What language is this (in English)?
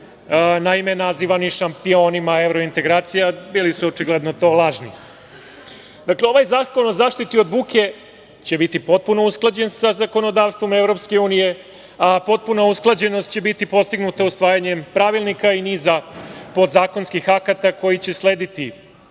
Serbian